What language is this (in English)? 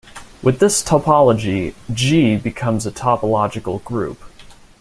English